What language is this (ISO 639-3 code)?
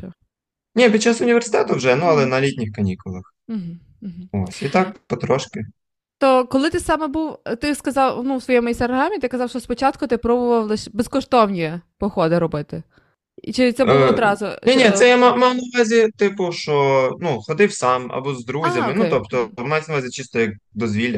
ukr